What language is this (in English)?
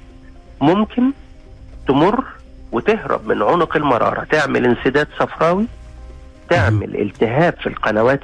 Arabic